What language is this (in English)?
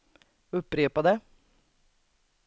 Swedish